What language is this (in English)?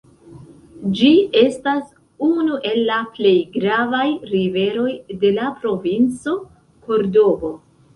Esperanto